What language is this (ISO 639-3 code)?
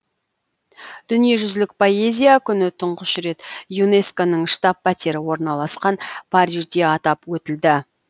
kaz